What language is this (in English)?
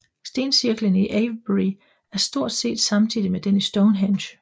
Danish